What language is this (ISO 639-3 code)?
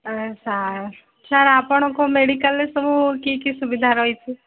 ori